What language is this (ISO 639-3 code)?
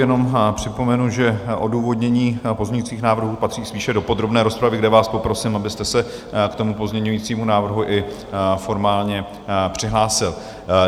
ces